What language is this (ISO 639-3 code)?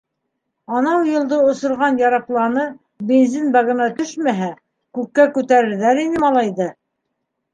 bak